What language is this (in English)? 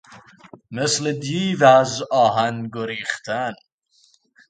Persian